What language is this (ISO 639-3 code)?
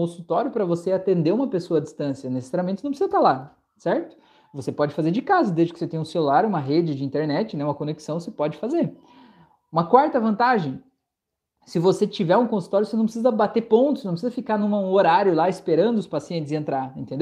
por